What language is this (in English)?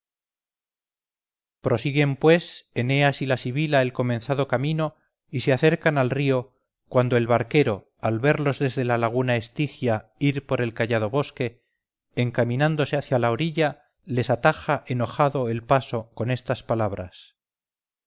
Spanish